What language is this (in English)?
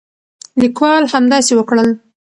Pashto